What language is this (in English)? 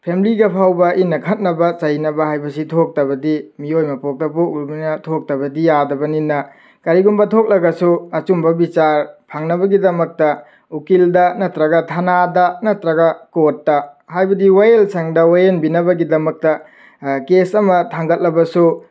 Manipuri